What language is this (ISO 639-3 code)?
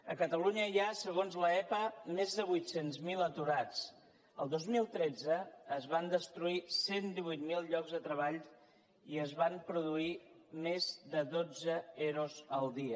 cat